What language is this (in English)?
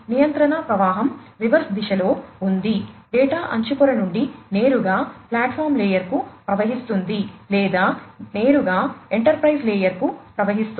Telugu